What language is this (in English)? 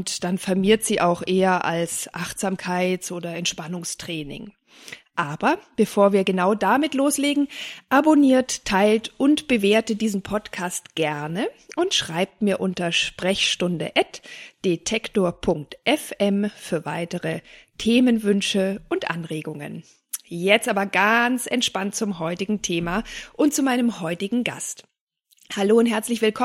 German